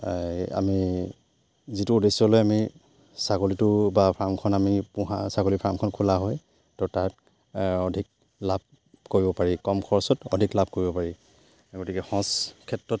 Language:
Assamese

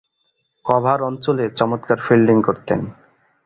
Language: Bangla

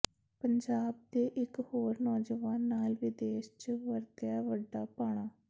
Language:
Punjabi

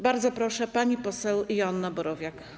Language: Polish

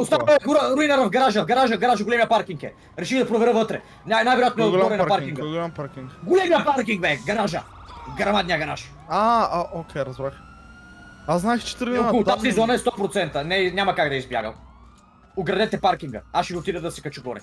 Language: Bulgarian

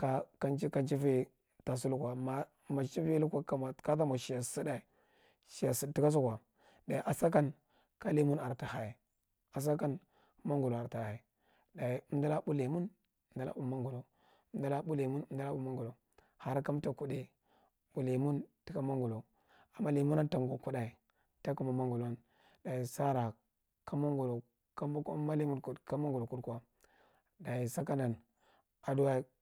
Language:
Marghi Central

